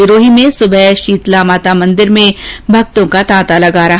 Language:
Hindi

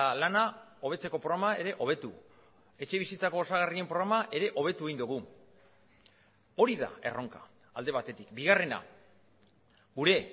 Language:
Basque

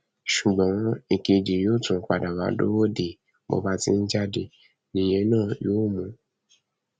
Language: Yoruba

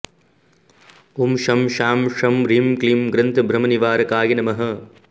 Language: Sanskrit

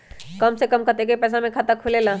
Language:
Magahi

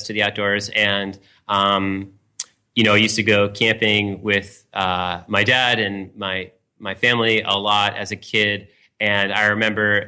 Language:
English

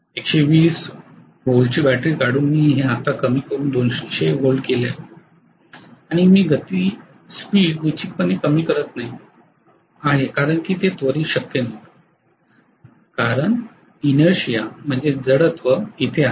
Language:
Marathi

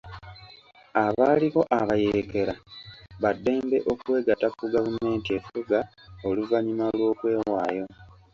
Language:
Ganda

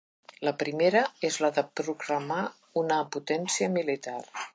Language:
Catalan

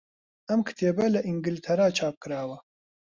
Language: Central Kurdish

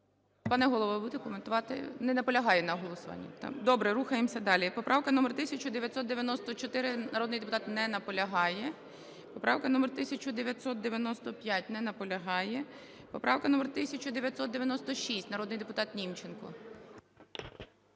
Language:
Ukrainian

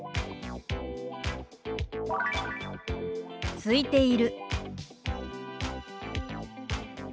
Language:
Japanese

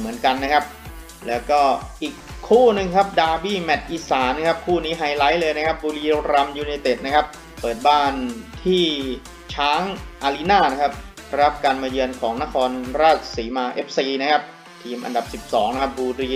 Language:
Thai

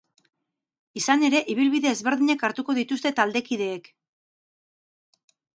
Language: Basque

